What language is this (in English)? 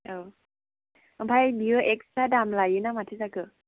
Bodo